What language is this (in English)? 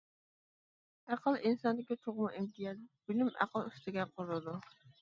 Uyghur